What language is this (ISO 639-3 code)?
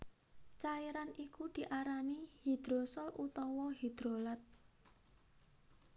jav